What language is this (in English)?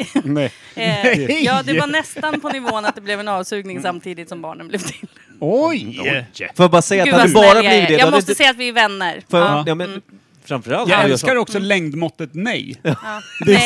Swedish